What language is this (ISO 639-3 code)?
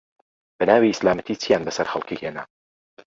ckb